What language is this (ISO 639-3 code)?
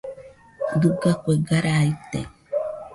hux